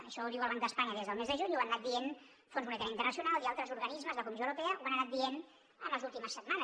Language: Catalan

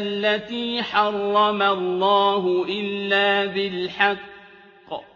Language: Arabic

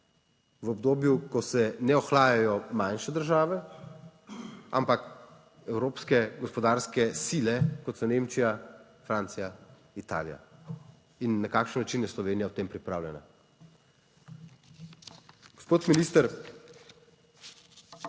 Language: Slovenian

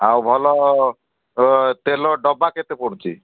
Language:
Odia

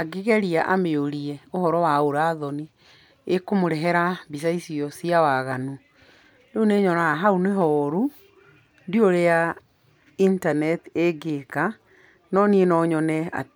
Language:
Kikuyu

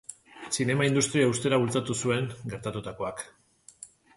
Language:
Basque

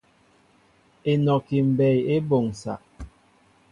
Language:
Mbo (Cameroon)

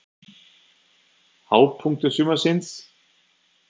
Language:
Icelandic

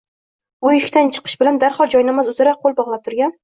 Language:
Uzbek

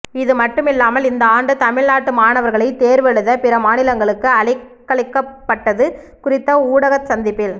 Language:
Tamil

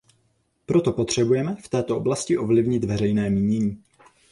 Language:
Czech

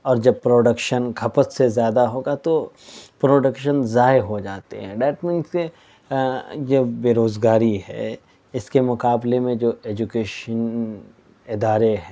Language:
Urdu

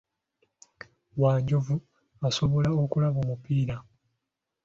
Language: Ganda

